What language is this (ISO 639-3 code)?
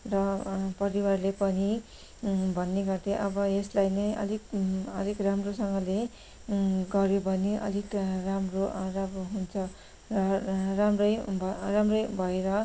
nep